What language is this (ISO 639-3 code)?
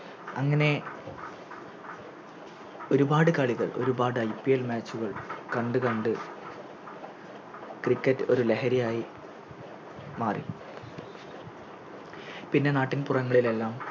mal